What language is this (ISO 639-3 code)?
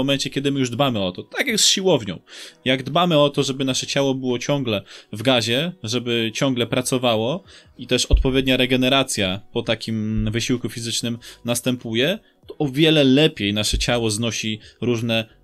pol